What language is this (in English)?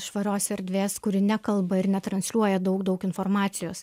Lithuanian